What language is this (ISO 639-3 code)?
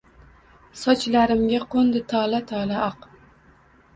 uzb